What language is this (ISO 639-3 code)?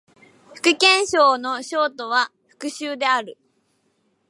jpn